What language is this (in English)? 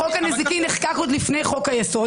Hebrew